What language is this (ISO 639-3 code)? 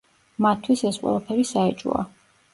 kat